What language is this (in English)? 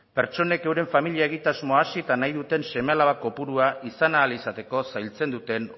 Basque